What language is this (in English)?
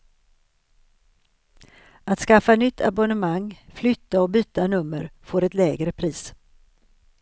Swedish